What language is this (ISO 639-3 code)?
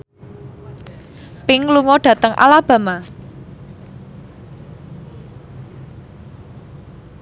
jav